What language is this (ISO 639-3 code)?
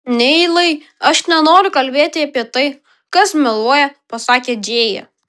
lit